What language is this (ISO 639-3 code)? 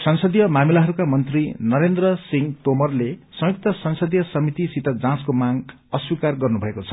nep